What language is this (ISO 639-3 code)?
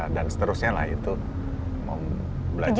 ind